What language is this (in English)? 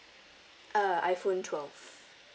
English